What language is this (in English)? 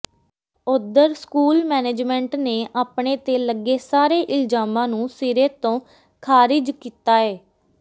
Punjabi